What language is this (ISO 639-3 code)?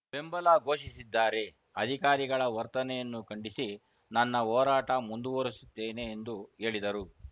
kan